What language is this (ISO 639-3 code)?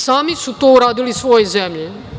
srp